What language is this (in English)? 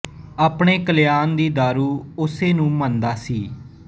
Punjabi